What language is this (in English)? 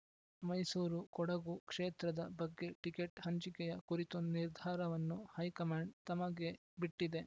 Kannada